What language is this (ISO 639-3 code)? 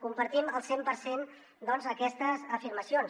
cat